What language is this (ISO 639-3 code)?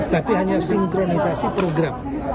ind